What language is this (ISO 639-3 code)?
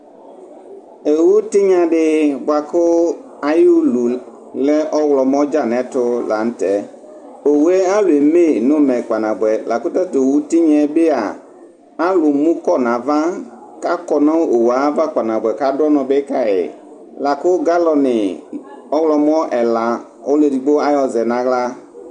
kpo